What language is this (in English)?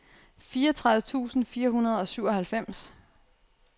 Danish